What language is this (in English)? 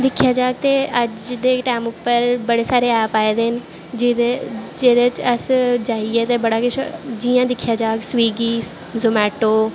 Dogri